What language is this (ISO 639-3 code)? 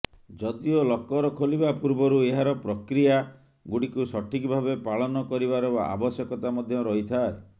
ori